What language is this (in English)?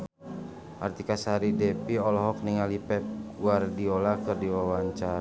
Sundanese